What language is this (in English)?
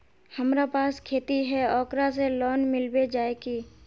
Magahi